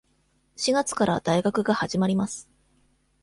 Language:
Japanese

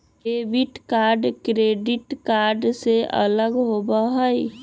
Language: Magahi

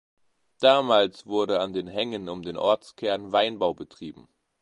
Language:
German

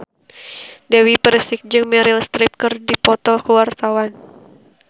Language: Sundanese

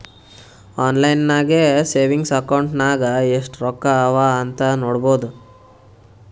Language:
Kannada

